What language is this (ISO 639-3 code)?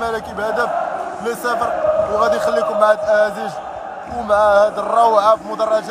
ara